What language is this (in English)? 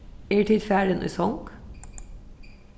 Faroese